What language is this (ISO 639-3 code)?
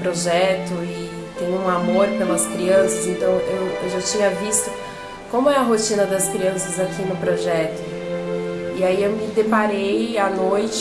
por